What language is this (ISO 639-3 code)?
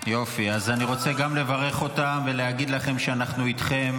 heb